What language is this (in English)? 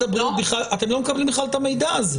Hebrew